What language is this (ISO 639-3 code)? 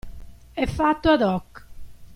ita